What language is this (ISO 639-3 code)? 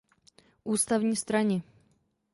ces